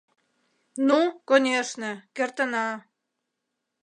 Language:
Mari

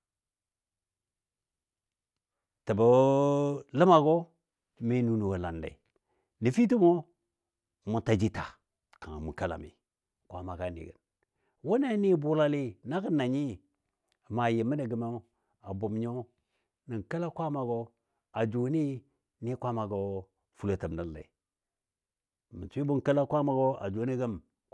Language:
Dadiya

